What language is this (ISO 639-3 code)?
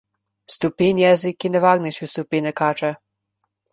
slv